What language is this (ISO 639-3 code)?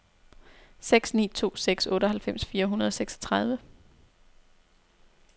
dan